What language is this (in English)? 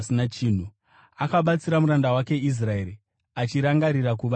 Shona